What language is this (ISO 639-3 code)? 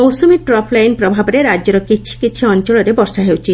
ori